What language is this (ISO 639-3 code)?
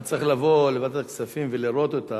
heb